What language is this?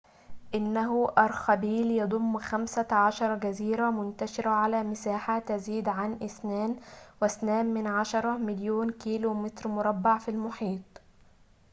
Arabic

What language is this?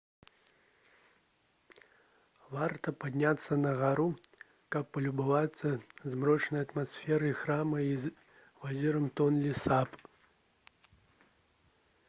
Belarusian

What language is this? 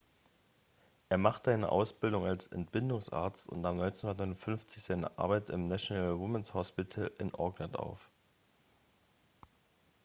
German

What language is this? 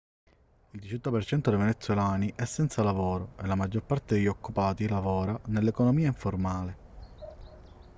Italian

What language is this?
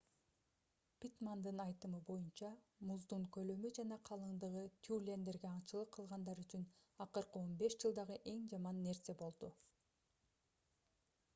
Kyrgyz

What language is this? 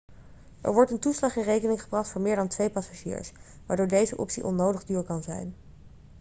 Dutch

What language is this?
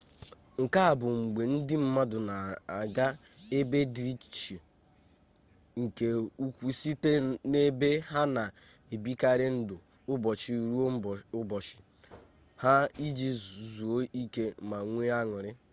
Igbo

